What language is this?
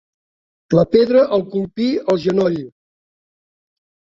Catalan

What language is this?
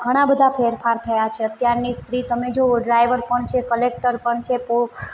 Gujarati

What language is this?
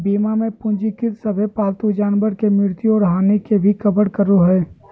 Magahi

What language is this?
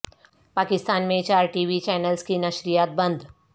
Urdu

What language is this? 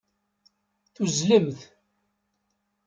Kabyle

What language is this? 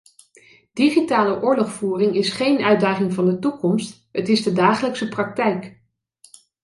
Dutch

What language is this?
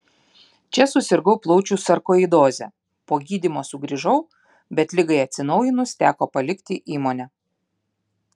Lithuanian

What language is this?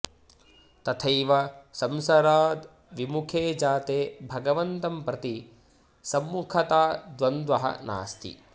Sanskrit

